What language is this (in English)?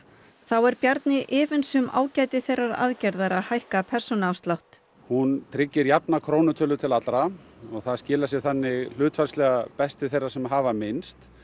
Icelandic